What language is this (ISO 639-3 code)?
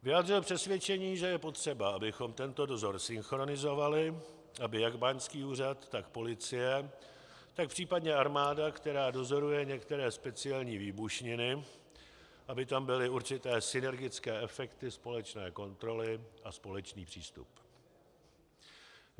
ces